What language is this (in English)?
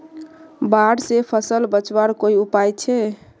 Magahi